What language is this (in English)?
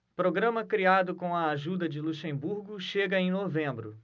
Portuguese